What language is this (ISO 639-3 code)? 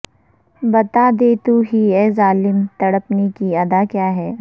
urd